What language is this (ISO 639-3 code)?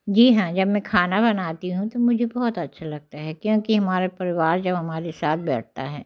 hin